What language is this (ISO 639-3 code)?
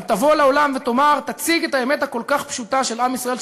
heb